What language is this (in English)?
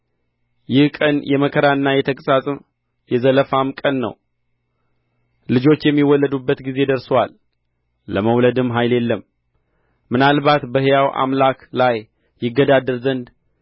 Amharic